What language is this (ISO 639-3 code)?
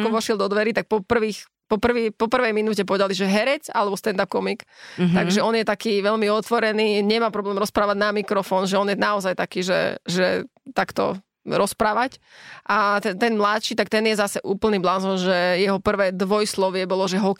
slk